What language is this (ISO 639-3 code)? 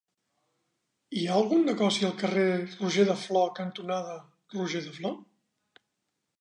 cat